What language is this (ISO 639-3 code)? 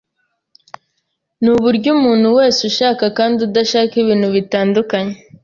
kin